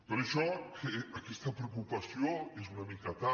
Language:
Catalan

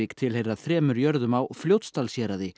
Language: Icelandic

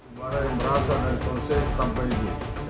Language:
Indonesian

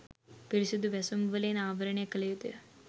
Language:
Sinhala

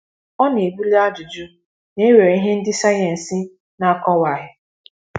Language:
Igbo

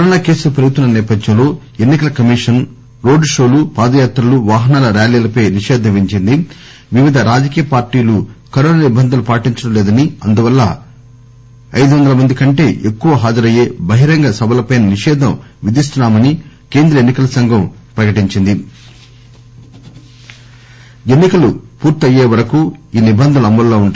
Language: Telugu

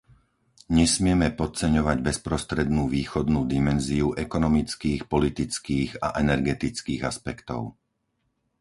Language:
Slovak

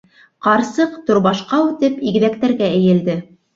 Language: Bashkir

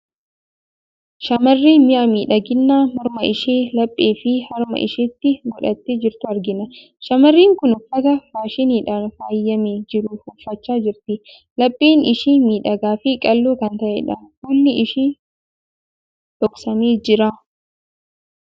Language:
Oromo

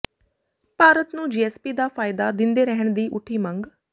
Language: Punjabi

